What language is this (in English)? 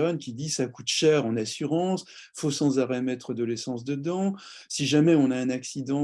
French